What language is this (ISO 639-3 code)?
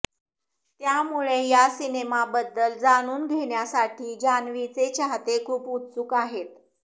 mar